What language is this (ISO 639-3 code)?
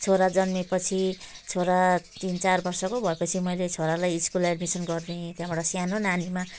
nep